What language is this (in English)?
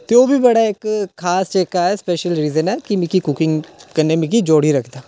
Dogri